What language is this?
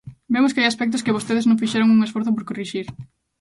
Galician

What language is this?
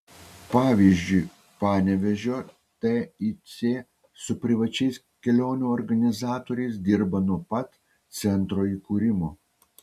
Lithuanian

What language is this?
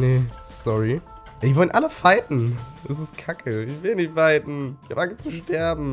German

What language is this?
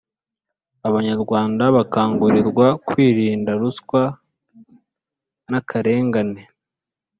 Kinyarwanda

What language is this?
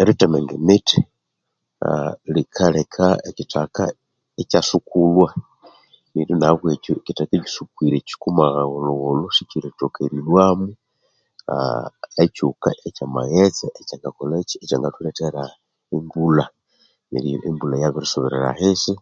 Konzo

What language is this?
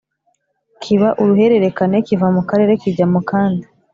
Kinyarwanda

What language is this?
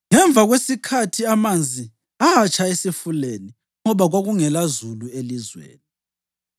North Ndebele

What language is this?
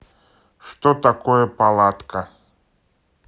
Russian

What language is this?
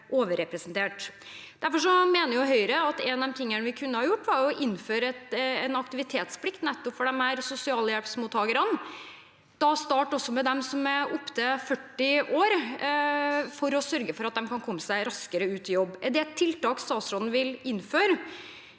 Norwegian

